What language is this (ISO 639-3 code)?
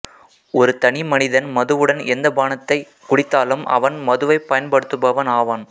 tam